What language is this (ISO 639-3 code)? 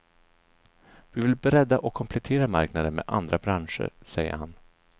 swe